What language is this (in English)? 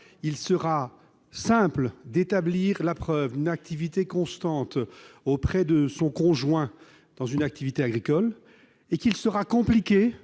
French